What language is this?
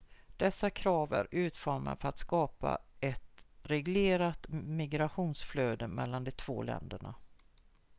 Swedish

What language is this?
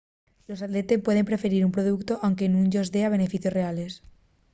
Asturian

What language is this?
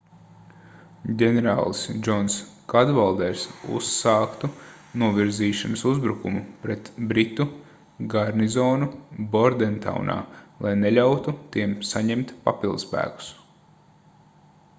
Latvian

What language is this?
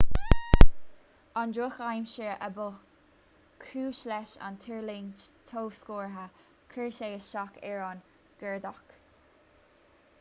Irish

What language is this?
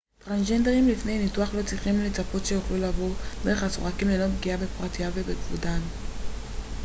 Hebrew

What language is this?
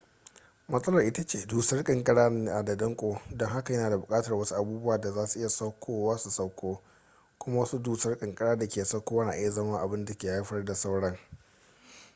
Hausa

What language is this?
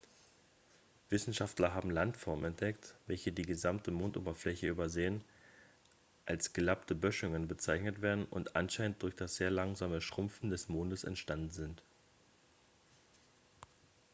German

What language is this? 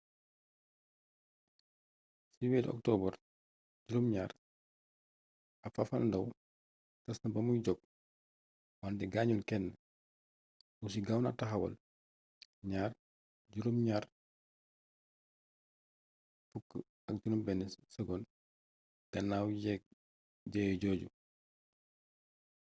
Wolof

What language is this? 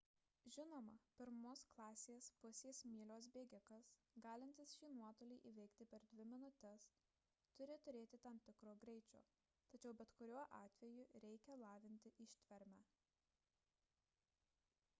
Lithuanian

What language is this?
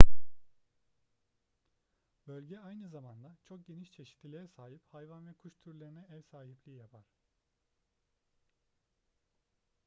Turkish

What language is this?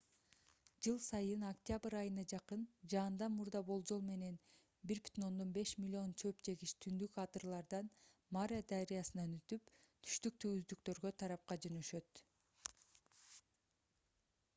Kyrgyz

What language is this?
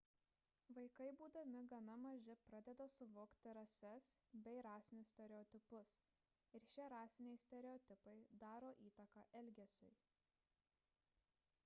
Lithuanian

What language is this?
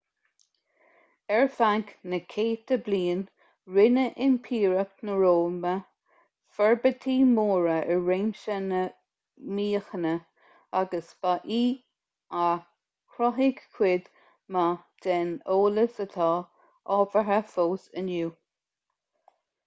Irish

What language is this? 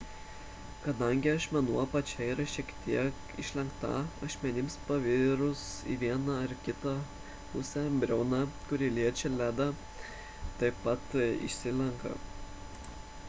Lithuanian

